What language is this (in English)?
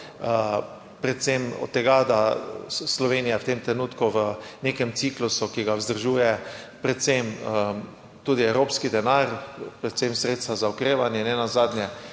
Slovenian